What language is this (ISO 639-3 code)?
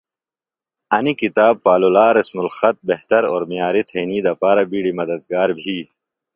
phl